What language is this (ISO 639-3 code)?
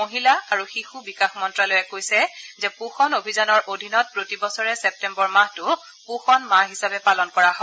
asm